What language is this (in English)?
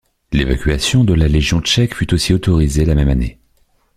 French